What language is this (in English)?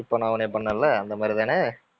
Tamil